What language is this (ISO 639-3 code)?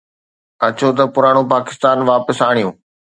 snd